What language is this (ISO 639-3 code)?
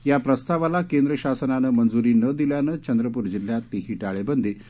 mar